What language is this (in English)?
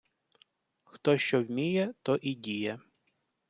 Ukrainian